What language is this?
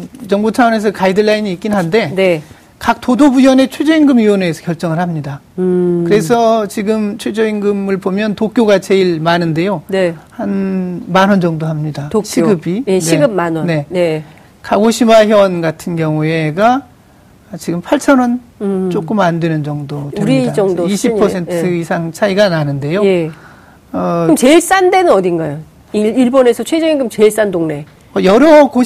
Korean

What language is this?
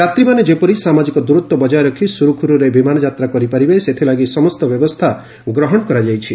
Odia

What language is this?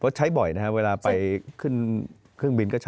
Thai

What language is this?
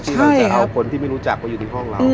Thai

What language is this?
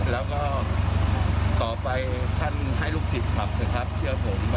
Thai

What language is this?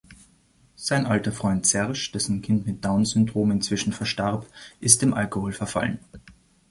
German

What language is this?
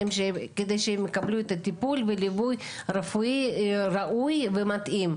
Hebrew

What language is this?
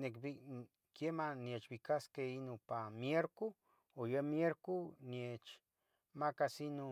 Tetelcingo Nahuatl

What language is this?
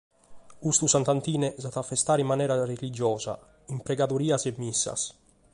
Sardinian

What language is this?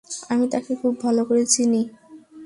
Bangla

